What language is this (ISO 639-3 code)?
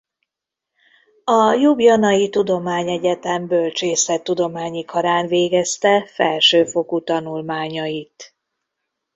hun